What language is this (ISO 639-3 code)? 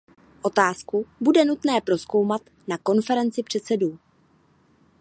ces